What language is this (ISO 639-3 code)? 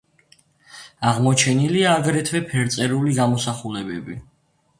kat